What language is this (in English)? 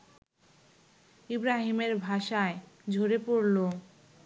Bangla